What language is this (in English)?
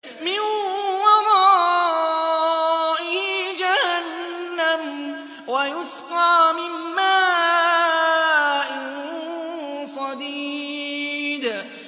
Arabic